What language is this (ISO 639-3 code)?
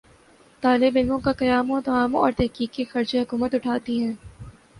urd